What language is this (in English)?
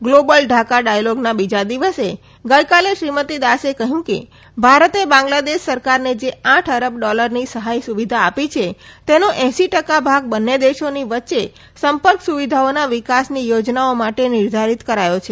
Gujarati